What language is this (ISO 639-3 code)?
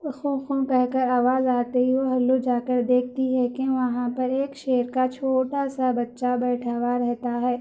urd